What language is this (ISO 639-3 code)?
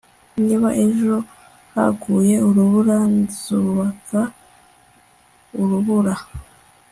kin